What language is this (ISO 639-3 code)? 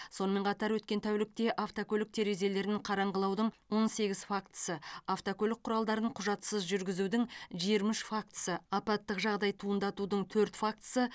kaz